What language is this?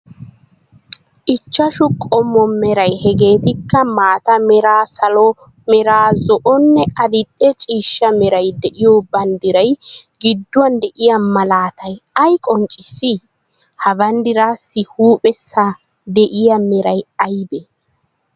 Wolaytta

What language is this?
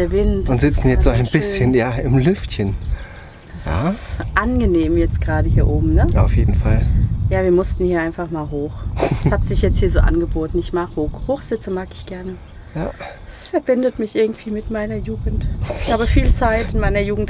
German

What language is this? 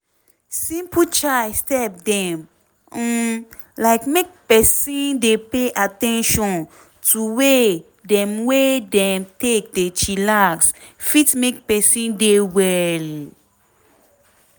Nigerian Pidgin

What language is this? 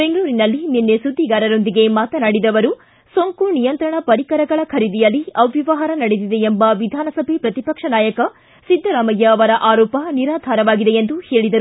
Kannada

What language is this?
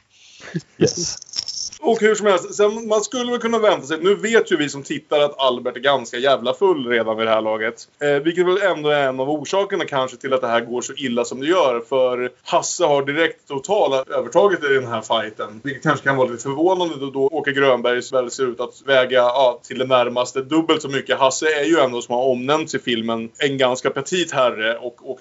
Swedish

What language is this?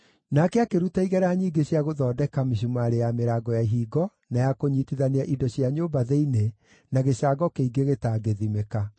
Kikuyu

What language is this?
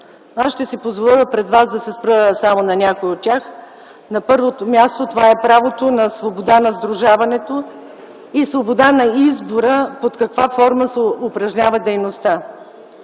Bulgarian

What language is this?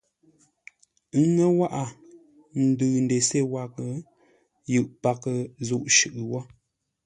Ngombale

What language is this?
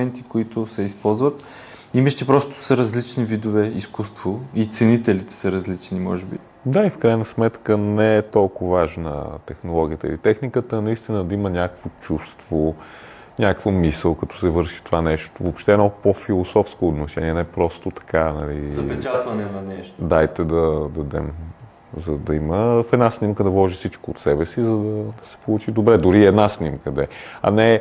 Bulgarian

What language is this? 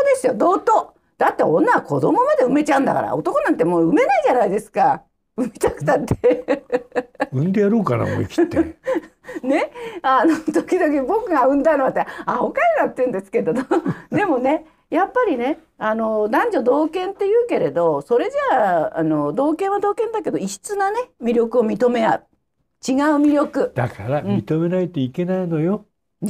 Japanese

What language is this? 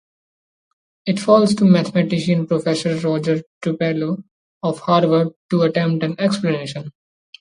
English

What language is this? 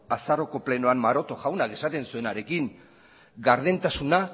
Basque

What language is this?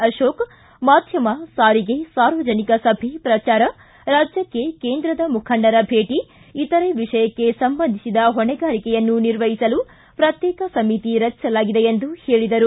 Kannada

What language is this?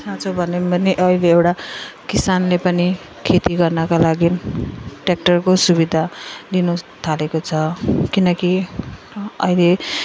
Nepali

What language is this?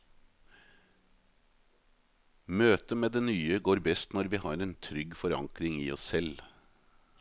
Norwegian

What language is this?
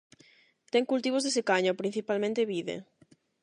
Galician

